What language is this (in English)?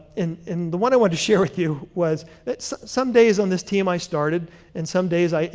English